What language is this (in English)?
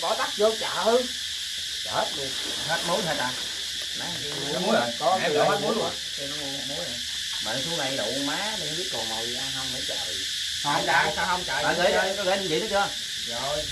Vietnamese